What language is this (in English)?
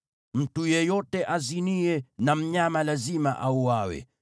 Swahili